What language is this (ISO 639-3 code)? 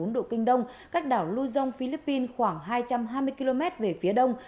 vie